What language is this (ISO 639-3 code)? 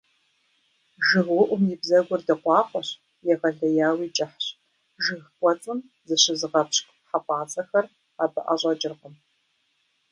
kbd